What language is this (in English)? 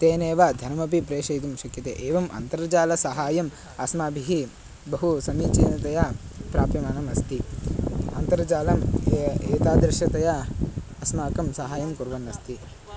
Sanskrit